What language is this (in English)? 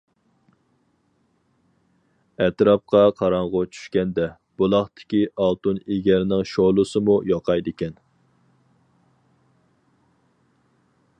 Uyghur